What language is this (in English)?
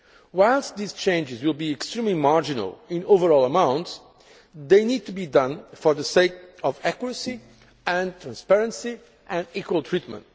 English